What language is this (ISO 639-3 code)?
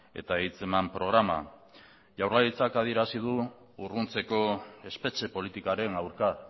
eus